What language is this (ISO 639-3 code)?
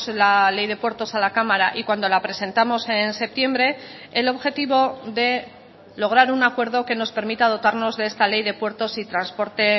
spa